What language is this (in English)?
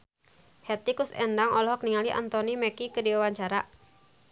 Sundanese